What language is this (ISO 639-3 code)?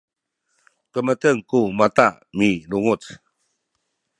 szy